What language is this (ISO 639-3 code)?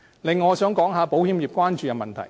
yue